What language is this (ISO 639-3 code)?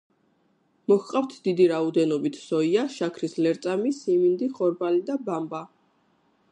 kat